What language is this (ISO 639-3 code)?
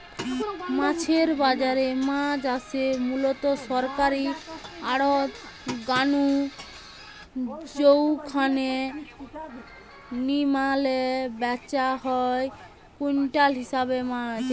ben